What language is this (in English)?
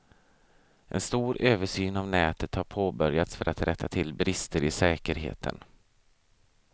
Swedish